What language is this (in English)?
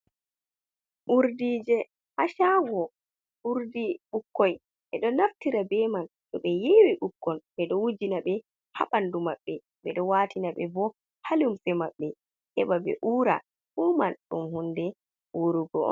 Fula